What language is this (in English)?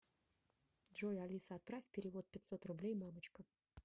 Russian